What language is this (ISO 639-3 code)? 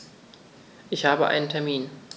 deu